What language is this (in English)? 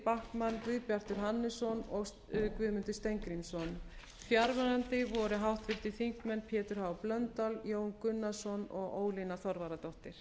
Icelandic